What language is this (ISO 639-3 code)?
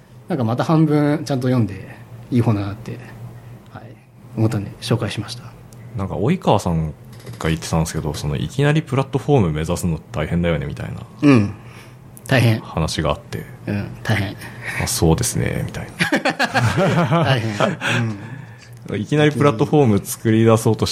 jpn